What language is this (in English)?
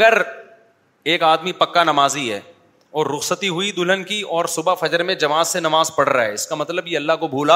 Urdu